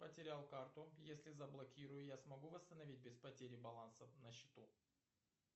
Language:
Russian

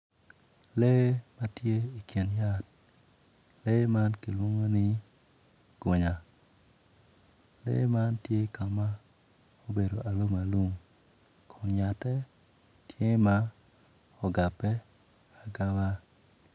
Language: Acoli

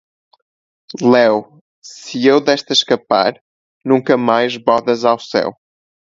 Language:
Portuguese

